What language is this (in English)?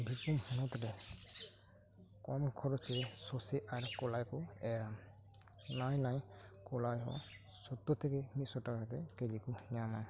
Santali